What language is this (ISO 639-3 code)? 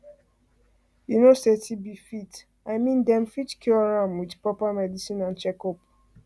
pcm